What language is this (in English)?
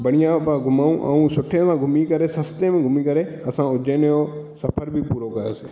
Sindhi